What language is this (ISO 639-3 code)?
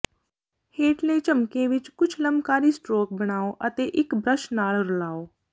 pan